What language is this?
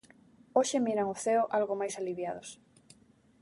Galician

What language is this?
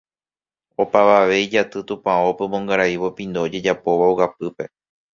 Guarani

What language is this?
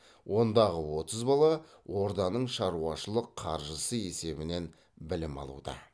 Kazakh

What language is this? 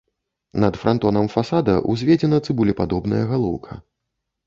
Belarusian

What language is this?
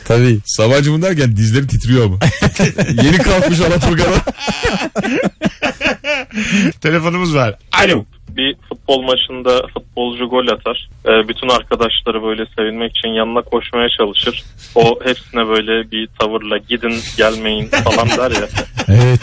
Turkish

